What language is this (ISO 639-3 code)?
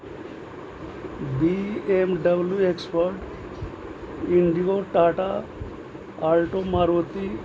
urd